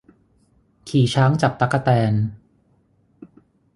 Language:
Thai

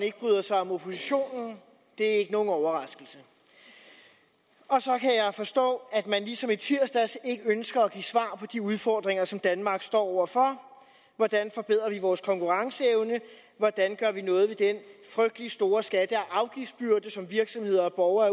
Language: Danish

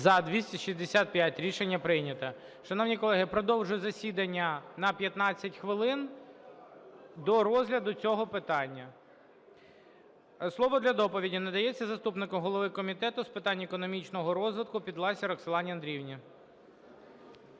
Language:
Ukrainian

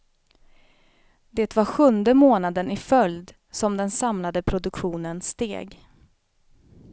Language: Swedish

